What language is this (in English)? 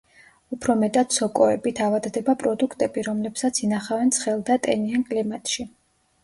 Georgian